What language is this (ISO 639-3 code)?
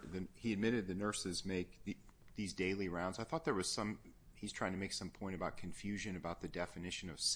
eng